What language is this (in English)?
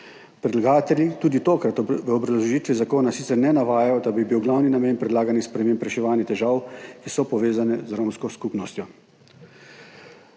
Slovenian